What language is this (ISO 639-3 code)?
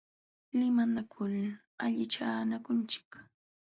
qxw